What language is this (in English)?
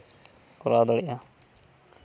Santali